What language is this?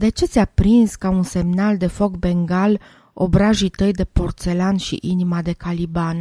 Romanian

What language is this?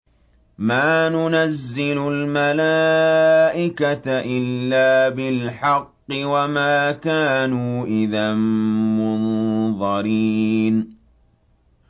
Arabic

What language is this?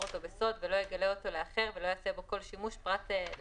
Hebrew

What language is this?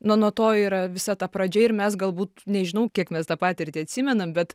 Lithuanian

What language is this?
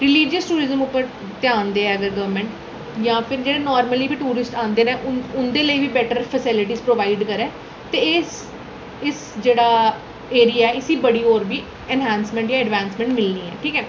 Dogri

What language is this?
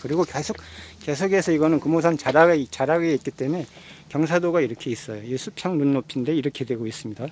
Korean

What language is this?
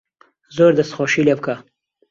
Central Kurdish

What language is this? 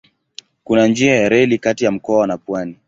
Swahili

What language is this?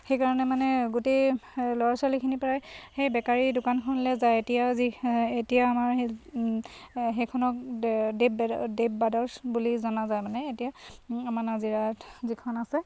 Assamese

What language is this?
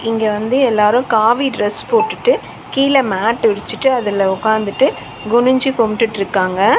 Tamil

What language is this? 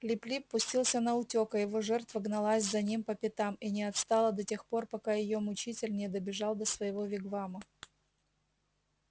Russian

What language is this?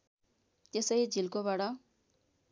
Nepali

